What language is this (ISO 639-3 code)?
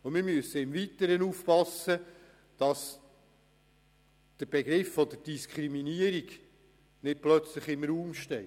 gsw